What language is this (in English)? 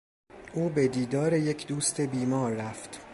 Persian